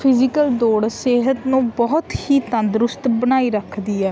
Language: Punjabi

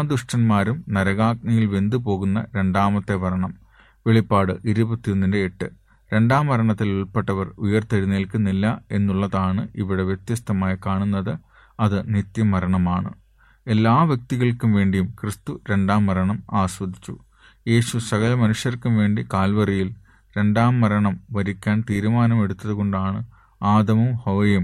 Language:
Malayalam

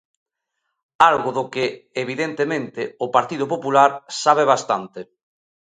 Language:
Galician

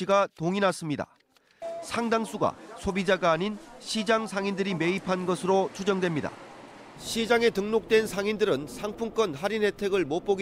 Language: Korean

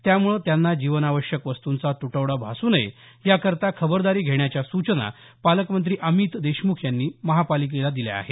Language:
Marathi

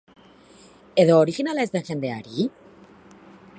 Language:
Basque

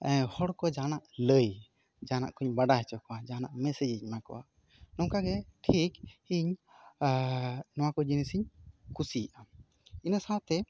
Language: Santali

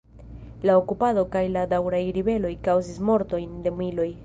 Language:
Esperanto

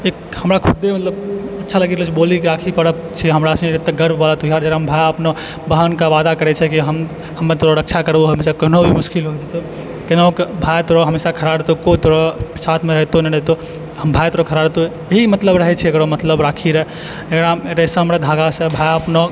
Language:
Maithili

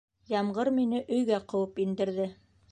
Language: Bashkir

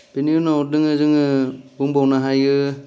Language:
Bodo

